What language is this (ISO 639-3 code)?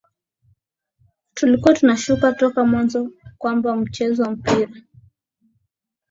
swa